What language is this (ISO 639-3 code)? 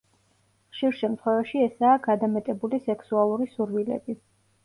kat